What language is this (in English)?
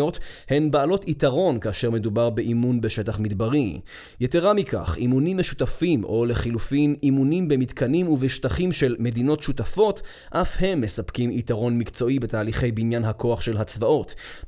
Hebrew